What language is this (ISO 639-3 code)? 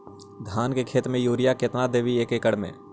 mag